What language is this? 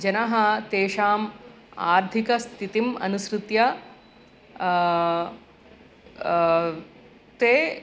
Sanskrit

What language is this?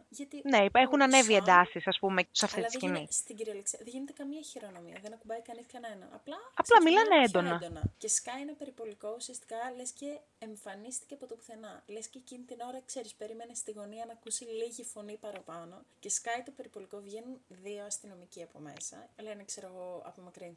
Greek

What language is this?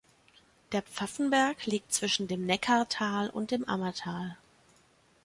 German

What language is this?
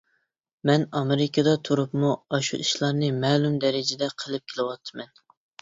Uyghur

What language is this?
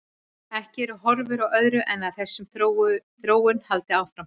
Icelandic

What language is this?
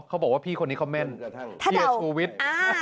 Thai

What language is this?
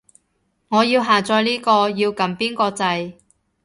Cantonese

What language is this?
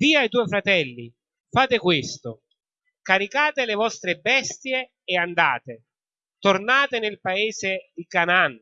Italian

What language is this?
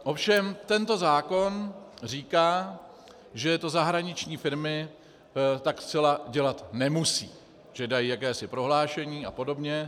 Czech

